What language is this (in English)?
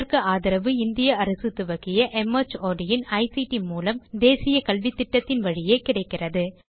Tamil